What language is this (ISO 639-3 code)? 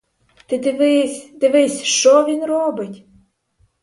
ukr